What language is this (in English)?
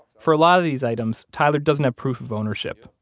English